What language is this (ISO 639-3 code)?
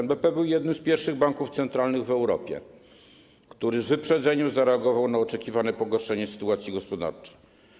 pol